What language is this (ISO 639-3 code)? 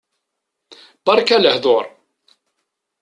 kab